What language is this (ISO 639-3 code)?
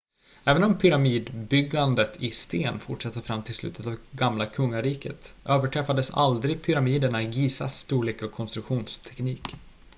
swe